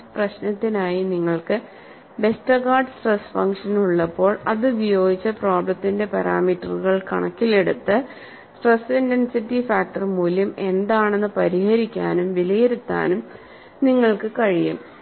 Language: Malayalam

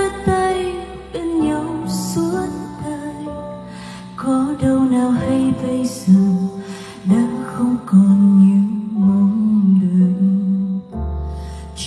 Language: Vietnamese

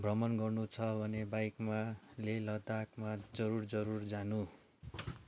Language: Nepali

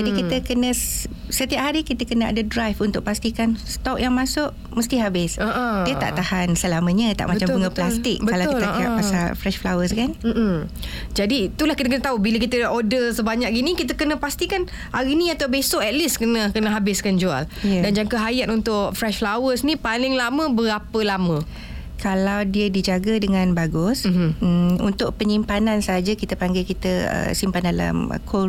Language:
Malay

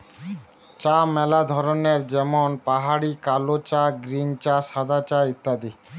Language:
Bangla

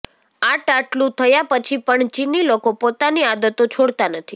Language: Gujarati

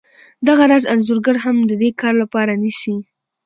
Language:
Pashto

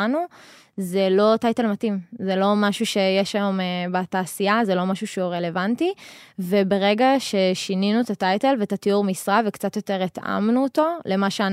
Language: Hebrew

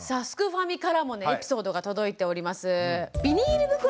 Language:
Japanese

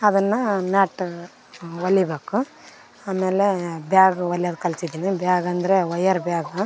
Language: Kannada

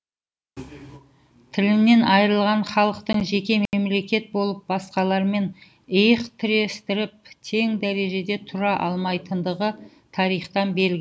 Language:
Kazakh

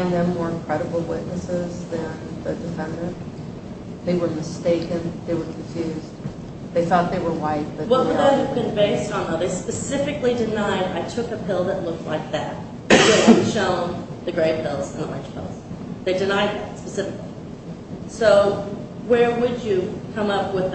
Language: English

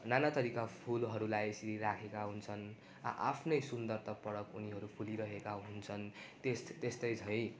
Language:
Nepali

